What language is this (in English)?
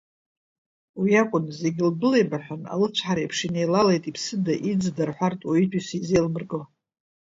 Abkhazian